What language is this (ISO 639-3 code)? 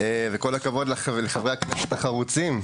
heb